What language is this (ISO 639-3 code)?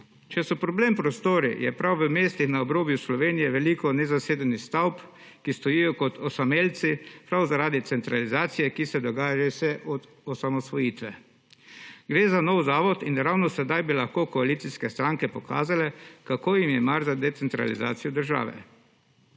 slv